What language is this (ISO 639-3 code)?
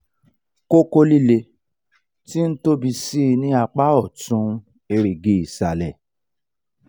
yor